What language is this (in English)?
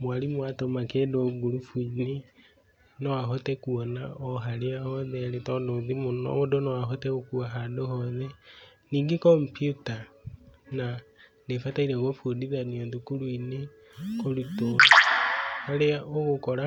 Kikuyu